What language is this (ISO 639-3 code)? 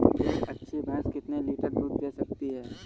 hin